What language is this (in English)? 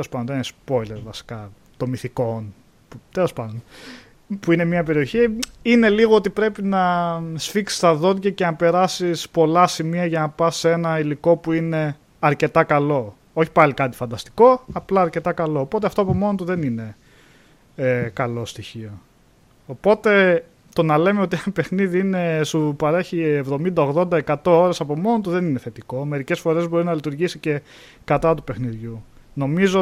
Greek